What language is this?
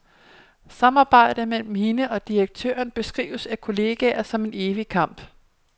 Danish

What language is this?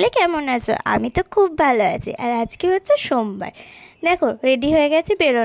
Arabic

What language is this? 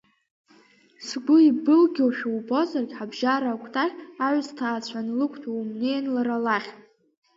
Abkhazian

